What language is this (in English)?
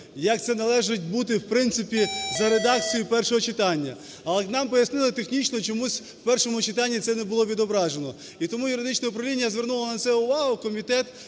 Ukrainian